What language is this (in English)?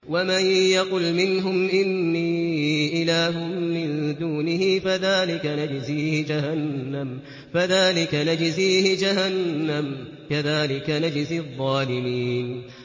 Arabic